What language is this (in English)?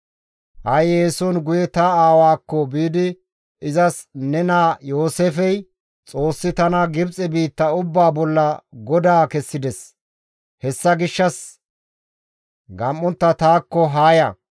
Gamo